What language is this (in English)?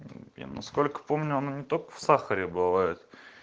Russian